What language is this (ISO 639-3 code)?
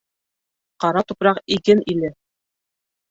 bak